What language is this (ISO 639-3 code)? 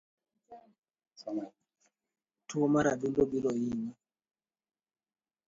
luo